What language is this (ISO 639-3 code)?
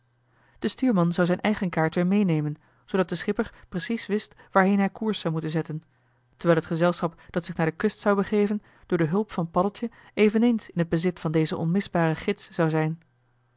nld